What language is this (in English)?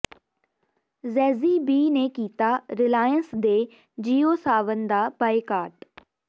Punjabi